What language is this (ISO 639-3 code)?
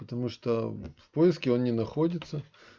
rus